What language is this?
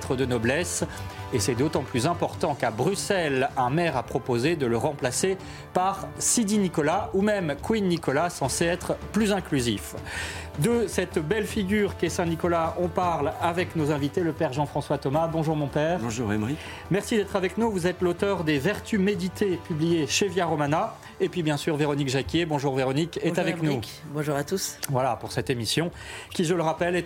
French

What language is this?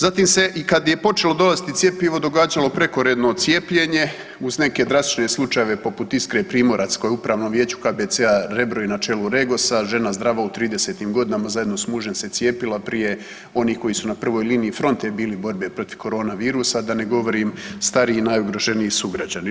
Croatian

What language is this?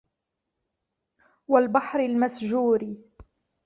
Arabic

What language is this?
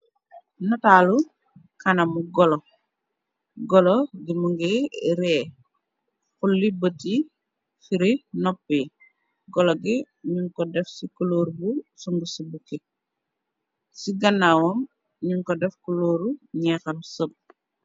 Wolof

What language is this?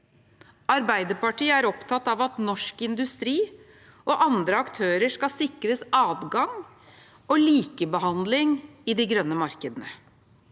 Norwegian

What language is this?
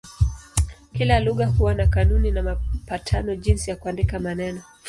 Swahili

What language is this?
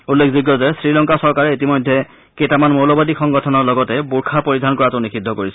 Assamese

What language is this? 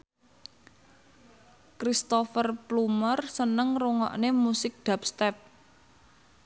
Javanese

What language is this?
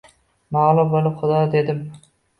Uzbek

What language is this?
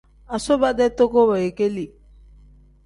Tem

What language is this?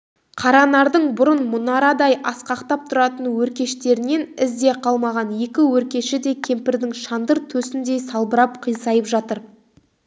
Kazakh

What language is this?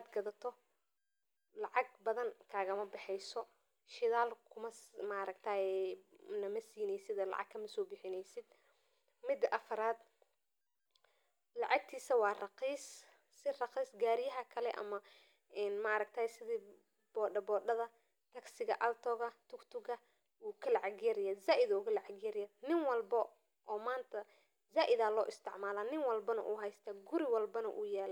Somali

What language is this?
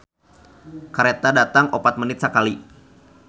Sundanese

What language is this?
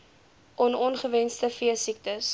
Afrikaans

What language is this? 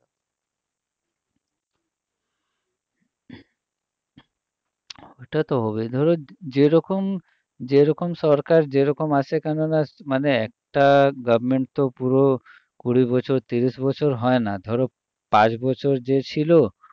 Bangla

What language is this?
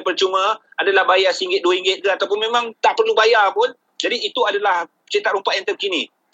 Malay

